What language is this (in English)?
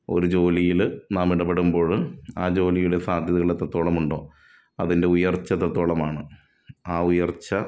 Malayalam